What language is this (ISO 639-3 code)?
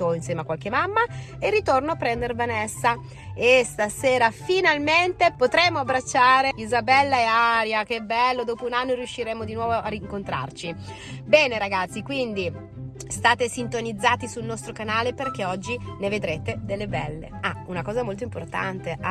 ita